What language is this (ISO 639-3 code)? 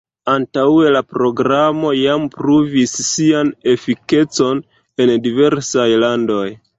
epo